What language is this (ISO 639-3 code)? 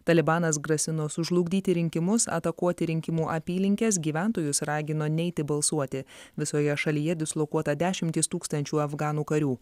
lit